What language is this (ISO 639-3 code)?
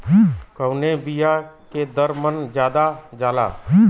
bho